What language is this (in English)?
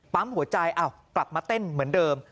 Thai